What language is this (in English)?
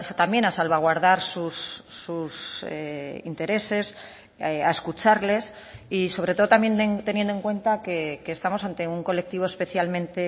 Spanish